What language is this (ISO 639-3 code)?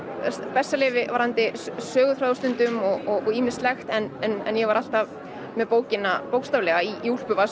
isl